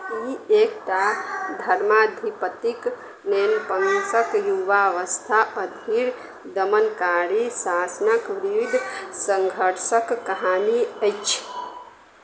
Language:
Maithili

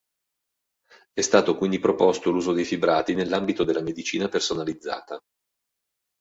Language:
Italian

